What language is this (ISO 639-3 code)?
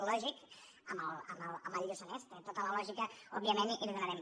cat